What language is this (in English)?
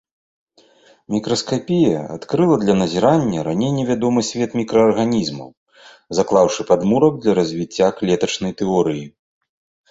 Belarusian